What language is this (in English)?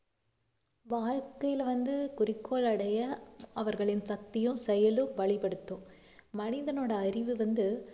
Tamil